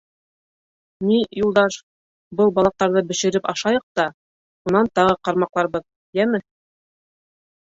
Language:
Bashkir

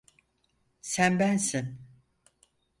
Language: Turkish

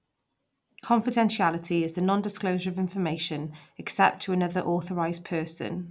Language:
English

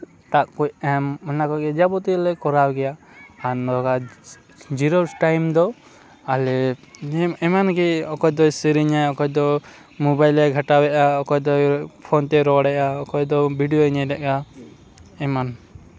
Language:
Santali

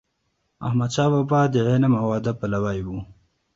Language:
Pashto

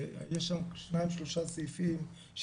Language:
Hebrew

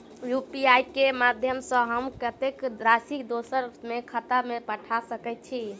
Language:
Maithili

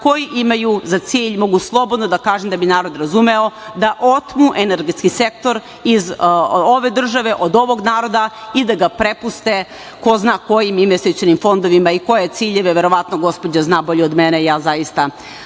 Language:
Serbian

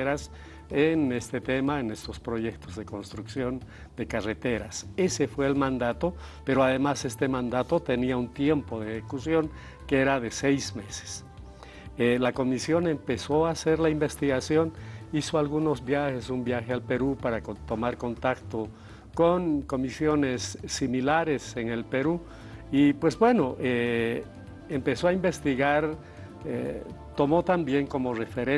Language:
Spanish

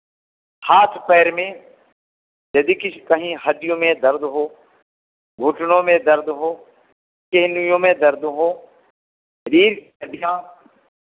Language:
Hindi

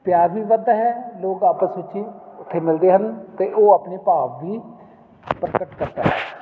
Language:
Punjabi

